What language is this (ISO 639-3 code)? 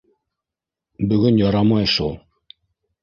bak